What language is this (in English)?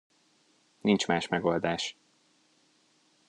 Hungarian